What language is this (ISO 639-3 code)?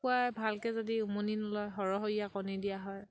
asm